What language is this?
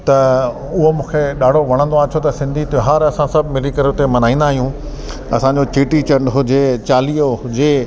Sindhi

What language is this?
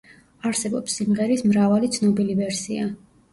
Georgian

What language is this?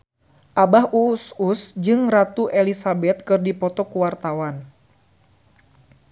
Sundanese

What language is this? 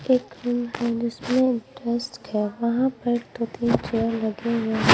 Hindi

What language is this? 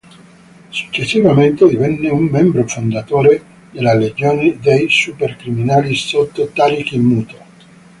Italian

